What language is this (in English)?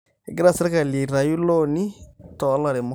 Masai